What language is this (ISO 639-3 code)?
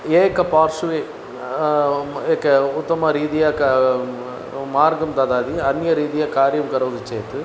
san